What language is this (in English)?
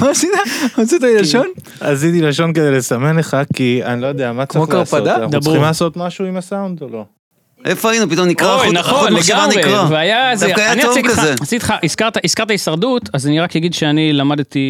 Hebrew